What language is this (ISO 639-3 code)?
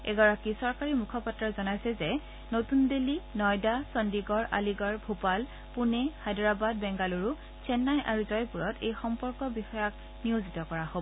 asm